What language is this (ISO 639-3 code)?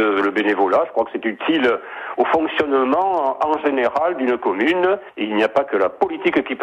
fra